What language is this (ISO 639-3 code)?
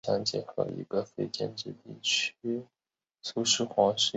zho